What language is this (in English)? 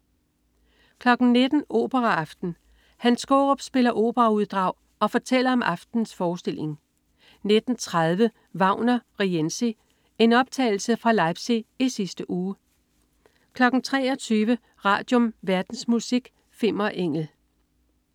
Danish